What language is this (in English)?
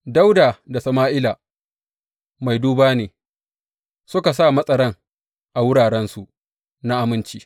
Hausa